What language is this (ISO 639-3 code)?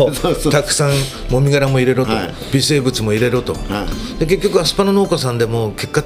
jpn